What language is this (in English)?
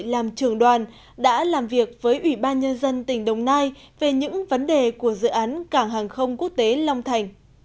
Vietnamese